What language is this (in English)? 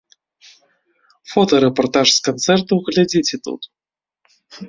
Belarusian